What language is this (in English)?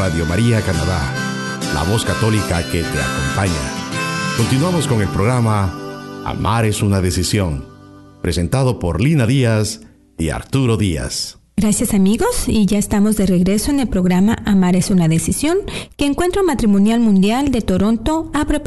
Spanish